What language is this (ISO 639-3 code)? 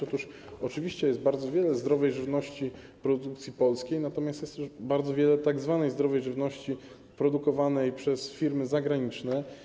pol